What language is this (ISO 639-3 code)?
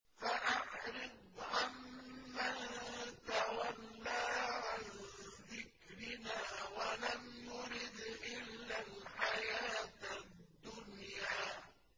ara